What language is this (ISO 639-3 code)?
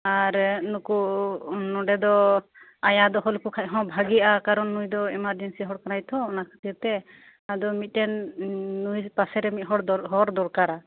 sat